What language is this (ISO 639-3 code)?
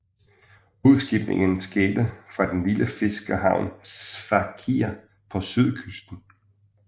dan